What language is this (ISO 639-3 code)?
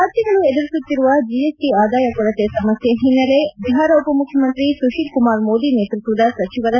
kan